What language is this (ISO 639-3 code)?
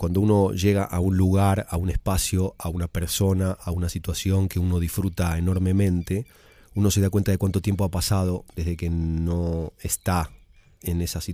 spa